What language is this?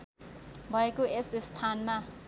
Nepali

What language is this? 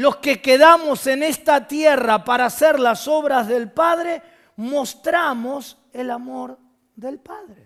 Spanish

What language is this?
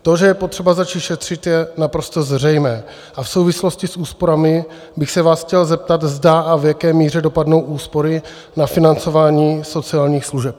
Czech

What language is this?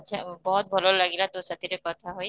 Odia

